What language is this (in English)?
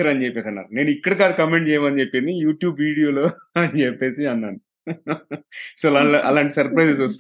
Telugu